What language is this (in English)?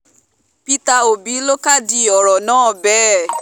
Yoruba